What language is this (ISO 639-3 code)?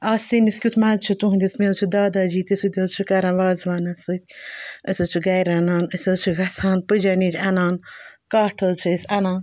kas